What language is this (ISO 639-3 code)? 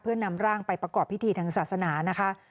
tha